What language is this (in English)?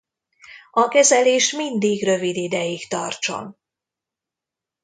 Hungarian